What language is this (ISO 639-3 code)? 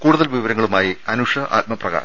mal